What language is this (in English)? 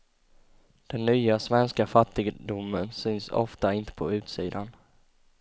Swedish